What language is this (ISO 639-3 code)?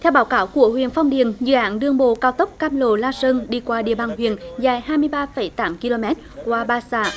vie